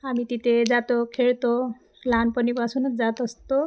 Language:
Marathi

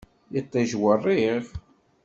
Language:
Kabyle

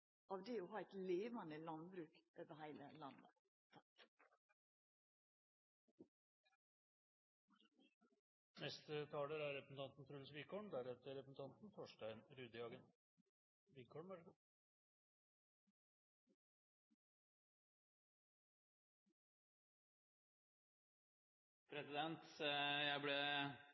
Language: Norwegian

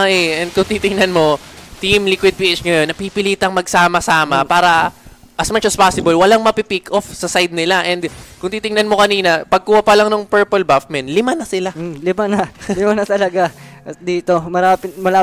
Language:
Filipino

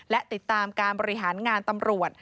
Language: Thai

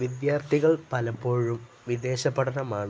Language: Malayalam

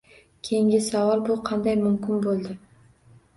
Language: Uzbek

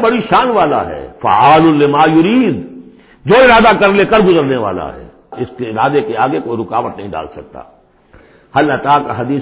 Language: Urdu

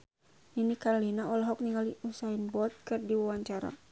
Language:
Sundanese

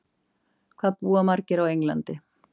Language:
Icelandic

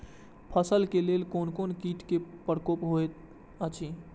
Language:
Maithili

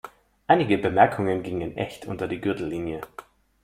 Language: German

